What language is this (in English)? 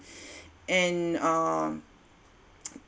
English